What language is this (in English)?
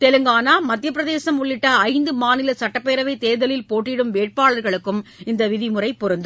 Tamil